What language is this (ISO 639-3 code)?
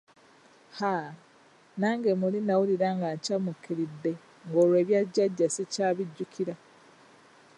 lug